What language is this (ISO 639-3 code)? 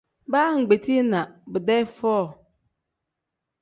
kdh